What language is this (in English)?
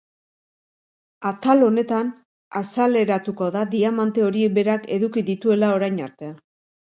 Basque